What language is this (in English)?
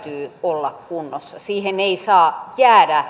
Finnish